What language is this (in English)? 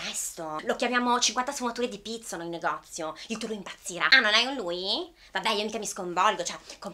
Italian